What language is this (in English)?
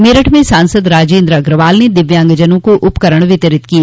Hindi